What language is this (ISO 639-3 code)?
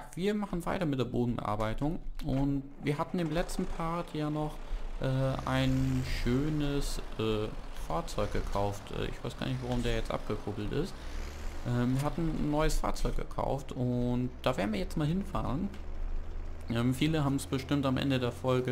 deu